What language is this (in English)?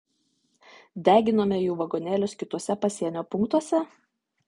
Lithuanian